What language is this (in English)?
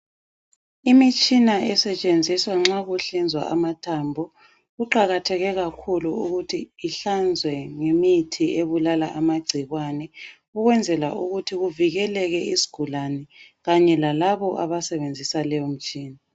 North Ndebele